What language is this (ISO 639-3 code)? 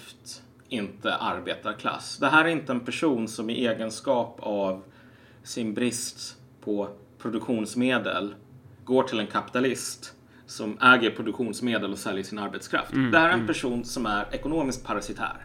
swe